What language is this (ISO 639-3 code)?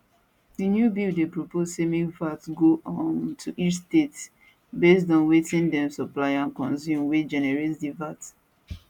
pcm